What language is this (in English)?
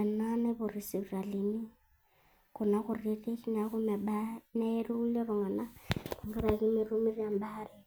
Masai